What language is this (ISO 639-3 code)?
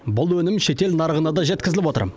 kaz